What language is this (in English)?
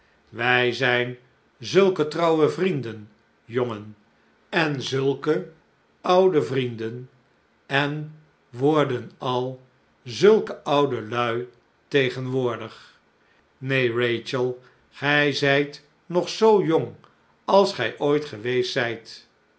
Dutch